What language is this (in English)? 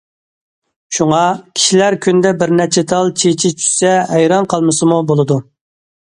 Uyghur